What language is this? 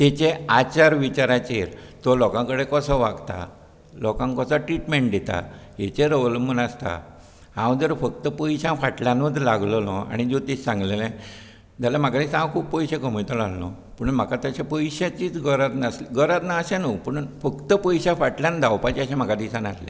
Konkani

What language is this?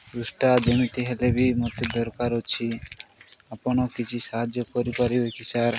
Odia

